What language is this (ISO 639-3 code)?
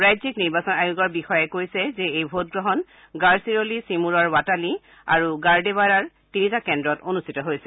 asm